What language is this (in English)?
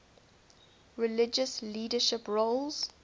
English